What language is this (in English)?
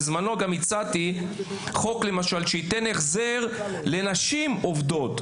Hebrew